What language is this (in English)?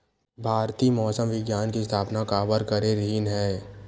Chhattisgarhi